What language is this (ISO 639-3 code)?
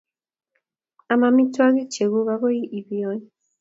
kln